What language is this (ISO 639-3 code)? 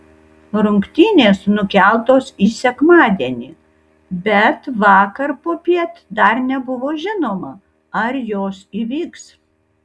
lit